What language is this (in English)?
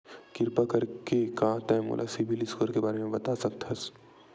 Chhattisgarhi